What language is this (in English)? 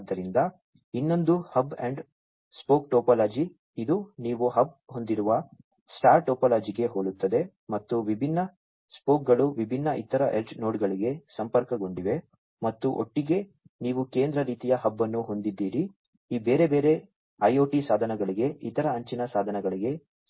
Kannada